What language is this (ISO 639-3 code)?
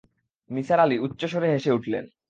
ben